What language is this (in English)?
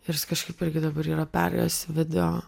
Lithuanian